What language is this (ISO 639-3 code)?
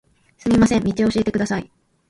jpn